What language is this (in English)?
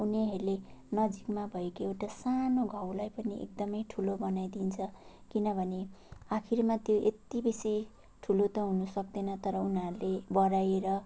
Nepali